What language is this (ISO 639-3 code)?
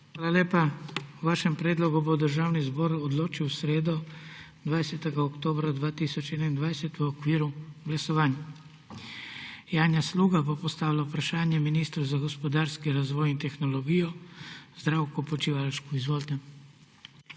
slv